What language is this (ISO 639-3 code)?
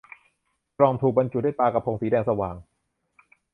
tha